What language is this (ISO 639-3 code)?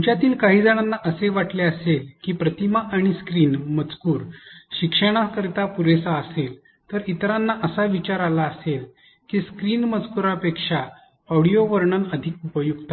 mar